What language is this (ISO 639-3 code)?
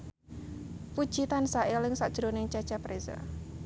jav